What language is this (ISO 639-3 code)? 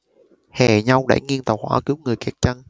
vie